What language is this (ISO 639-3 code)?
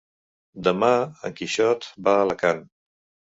cat